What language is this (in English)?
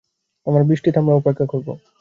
Bangla